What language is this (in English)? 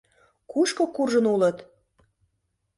Mari